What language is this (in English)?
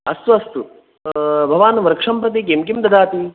Sanskrit